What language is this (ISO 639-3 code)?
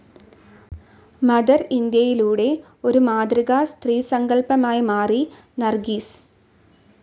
mal